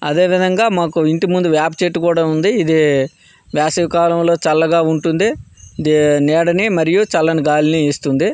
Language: Telugu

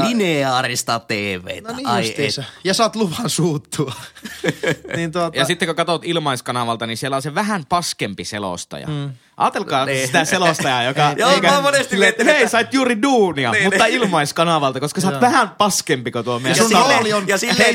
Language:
Finnish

